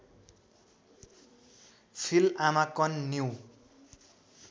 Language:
Nepali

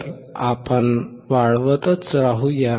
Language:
Marathi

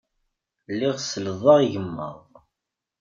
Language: Kabyle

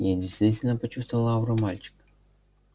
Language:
Russian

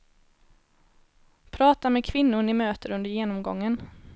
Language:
Swedish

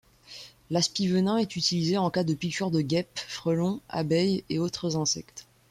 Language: French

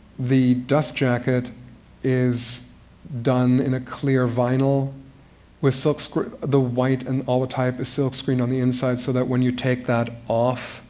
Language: English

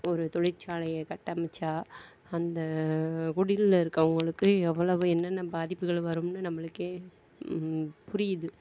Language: Tamil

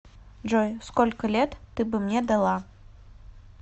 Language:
Russian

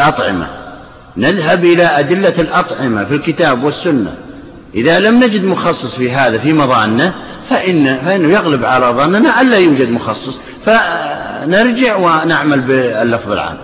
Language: Arabic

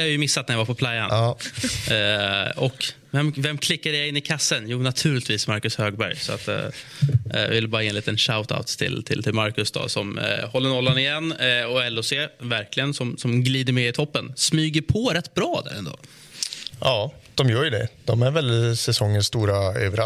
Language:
Swedish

